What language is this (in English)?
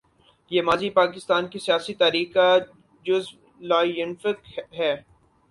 Urdu